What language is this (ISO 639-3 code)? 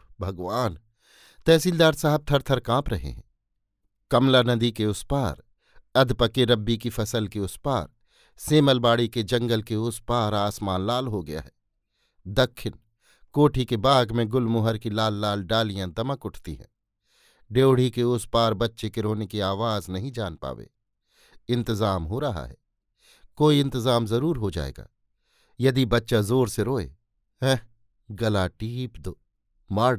hin